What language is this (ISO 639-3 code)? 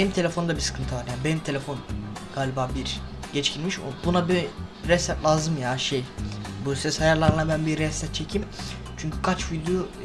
tur